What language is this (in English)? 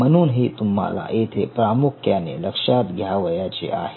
Marathi